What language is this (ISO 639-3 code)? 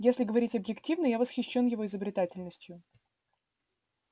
rus